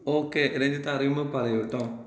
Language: Malayalam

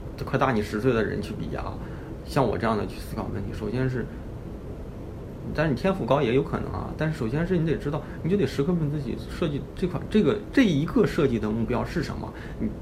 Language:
Chinese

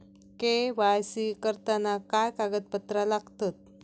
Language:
Marathi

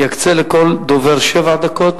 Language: Hebrew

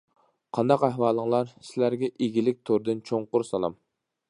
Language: Uyghur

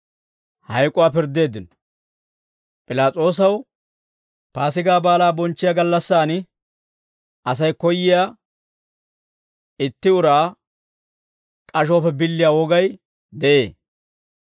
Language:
Dawro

